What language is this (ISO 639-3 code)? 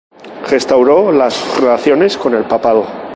spa